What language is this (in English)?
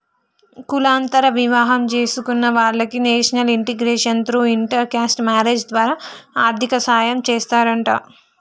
Telugu